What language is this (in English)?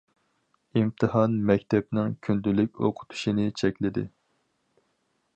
Uyghur